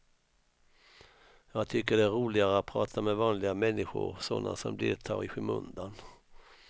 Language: Swedish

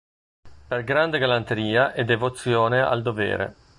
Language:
Italian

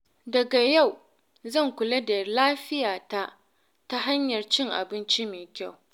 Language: Hausa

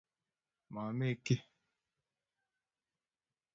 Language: Kalenjin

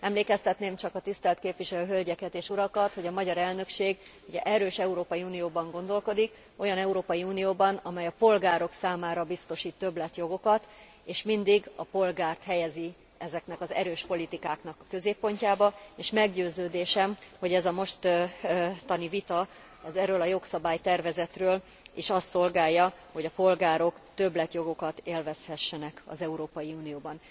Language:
Hungarian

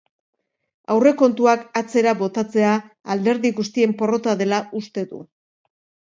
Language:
Basque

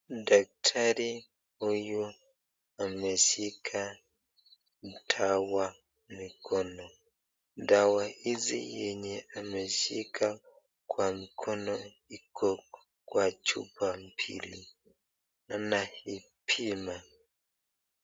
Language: Swahili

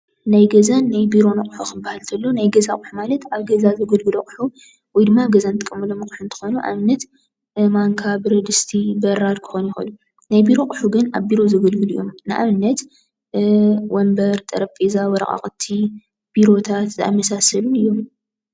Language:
Tigrinya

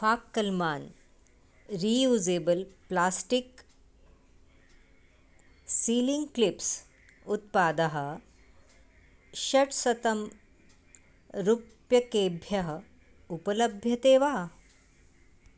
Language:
Sanskrit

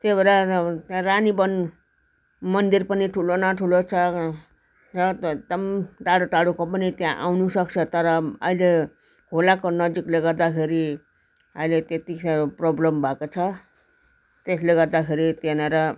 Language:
Nepali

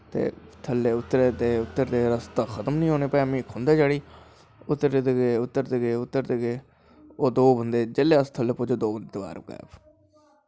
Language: Dogri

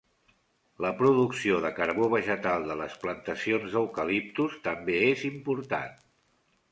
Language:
Catalan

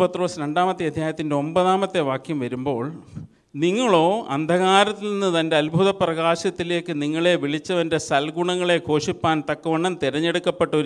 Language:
Malayalam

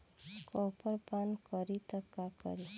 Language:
Bhojpuri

